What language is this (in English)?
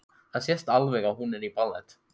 Icelandic